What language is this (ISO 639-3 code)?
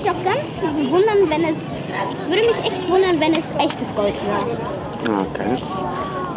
deu